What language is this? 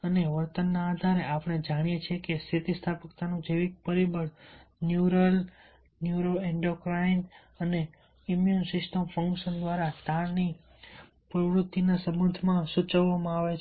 Gujarati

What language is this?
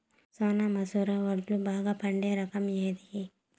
Telugu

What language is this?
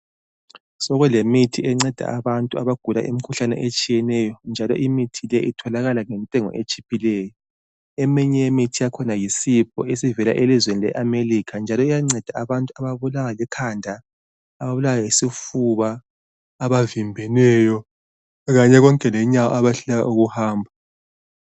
North Ndebele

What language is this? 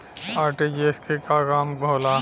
Bhojpuri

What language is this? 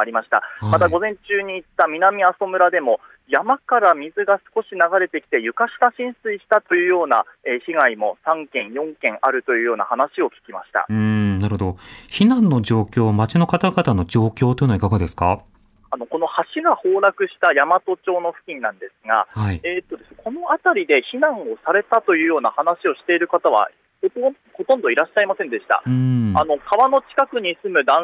Japanese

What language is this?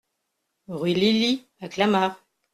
French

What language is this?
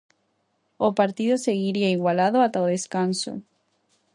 Galician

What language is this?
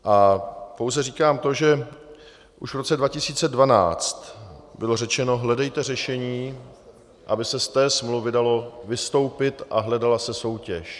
Czech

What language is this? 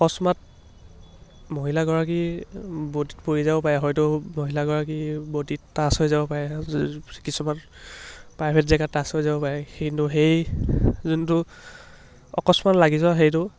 Assamese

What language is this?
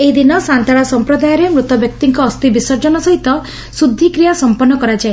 Odia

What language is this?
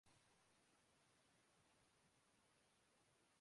Urdu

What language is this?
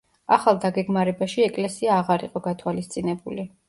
Georgian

